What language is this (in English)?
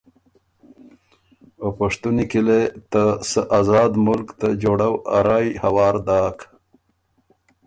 Ormuri